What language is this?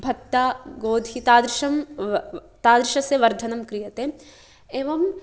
Sanskrit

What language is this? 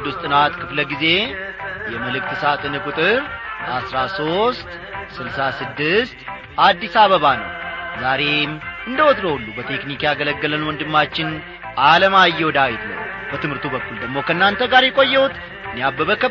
Amharic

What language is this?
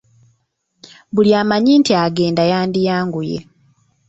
Ganda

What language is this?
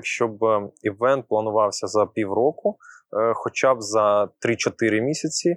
Ukrainian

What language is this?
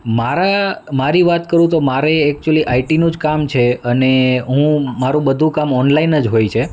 Gujarati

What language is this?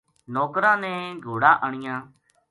Gujari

